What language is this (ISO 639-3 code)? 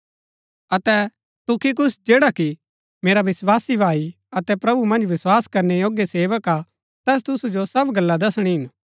gbk